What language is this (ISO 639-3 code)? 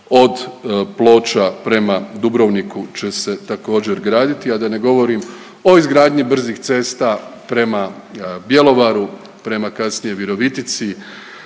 hrv